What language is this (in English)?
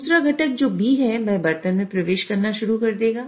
Hindi